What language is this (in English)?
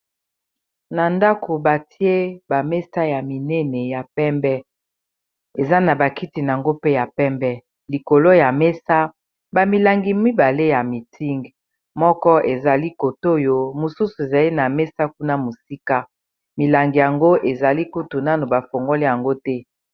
Lingala